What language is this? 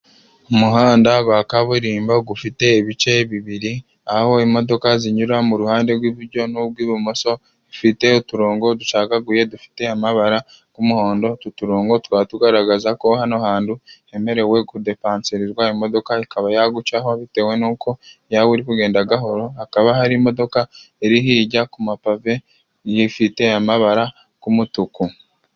Kinyarwanda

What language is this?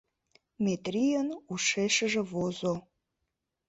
Mari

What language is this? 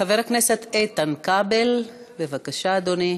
Hebrew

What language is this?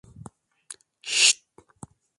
Turkish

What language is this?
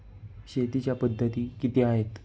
Marathi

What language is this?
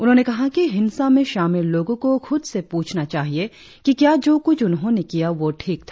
Hindi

